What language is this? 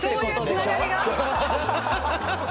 Japanese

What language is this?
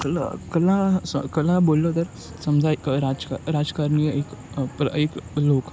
Marathi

